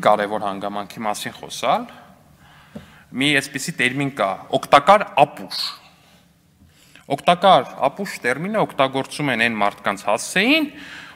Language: Romanian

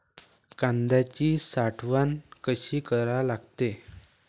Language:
Marathi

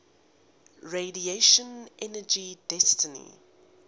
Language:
English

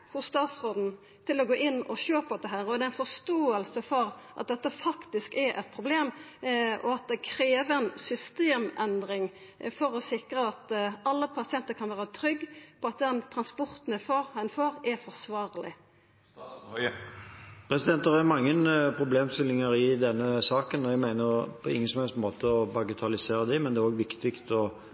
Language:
Norwegian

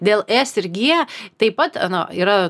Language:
Lithuanian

